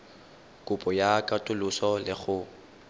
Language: Tswana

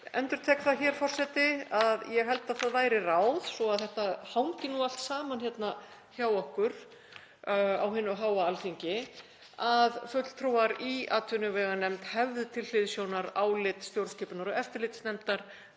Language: Icelandic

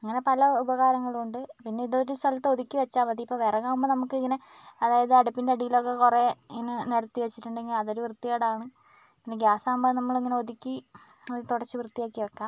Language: Malayalam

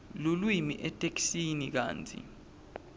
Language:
Swati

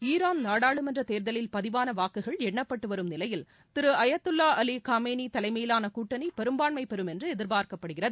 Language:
Tamil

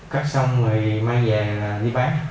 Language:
Vietnamese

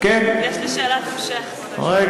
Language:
Hebrew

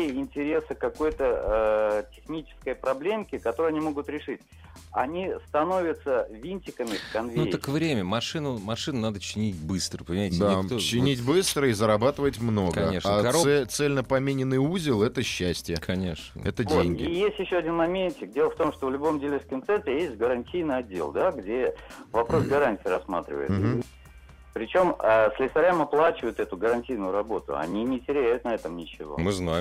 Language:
Russian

